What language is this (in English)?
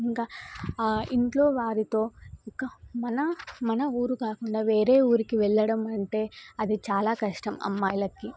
Telugu